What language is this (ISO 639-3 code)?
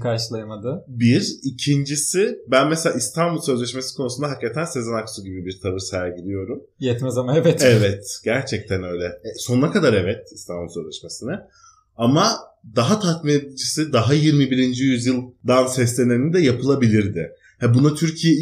tur